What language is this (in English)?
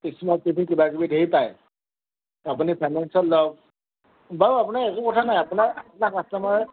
Assamese